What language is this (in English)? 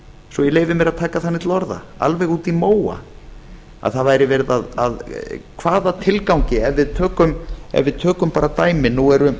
Icelandic